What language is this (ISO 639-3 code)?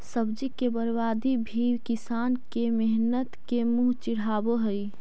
mag